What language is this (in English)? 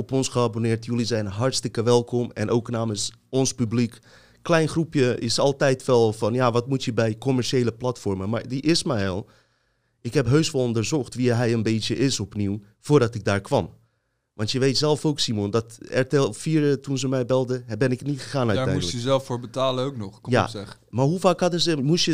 Dutch